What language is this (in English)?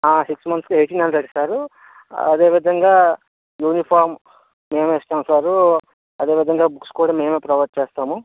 Telugu